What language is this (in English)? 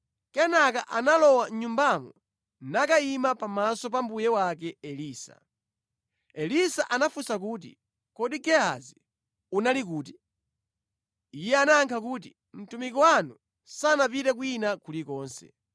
Nyanja